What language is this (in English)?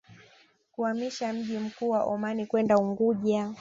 Swahili